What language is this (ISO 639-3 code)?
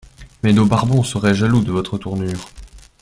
fra